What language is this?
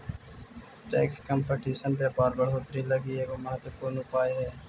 Magahi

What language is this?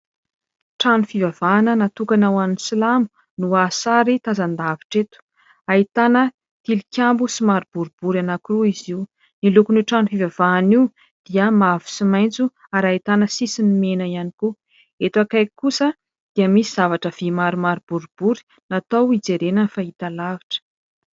Malagasy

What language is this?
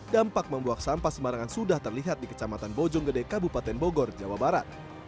Indonesian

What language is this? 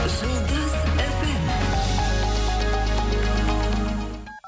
Kazakh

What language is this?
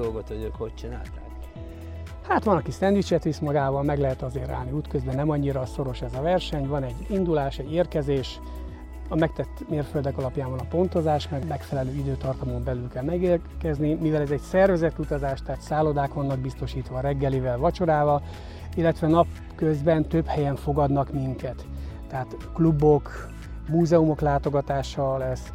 Hungarian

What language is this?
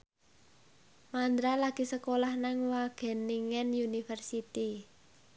Javanese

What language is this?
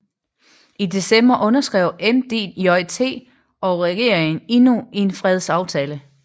Danish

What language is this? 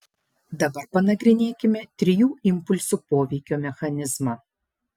Lithuanian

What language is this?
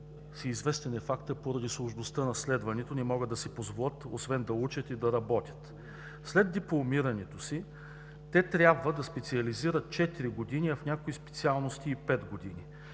Bulgarian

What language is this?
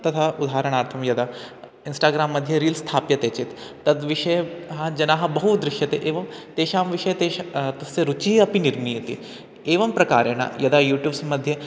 Sanskrit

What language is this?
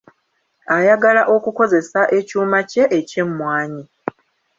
Ganda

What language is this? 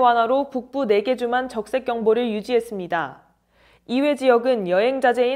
Korean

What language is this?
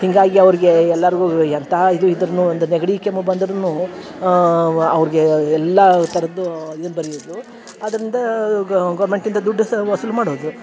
Kannada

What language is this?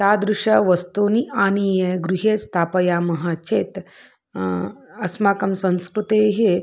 Sanskrit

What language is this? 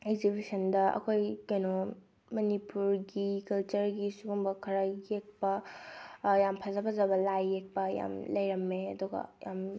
Manipuri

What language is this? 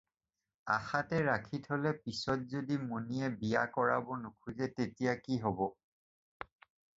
Assamese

